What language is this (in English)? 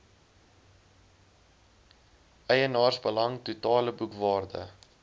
Afrikaans